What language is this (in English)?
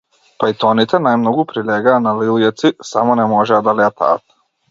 Macedonian